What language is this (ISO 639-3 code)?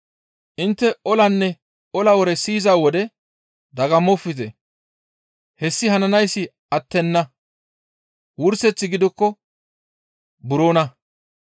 gmv